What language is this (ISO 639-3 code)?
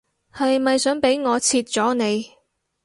yue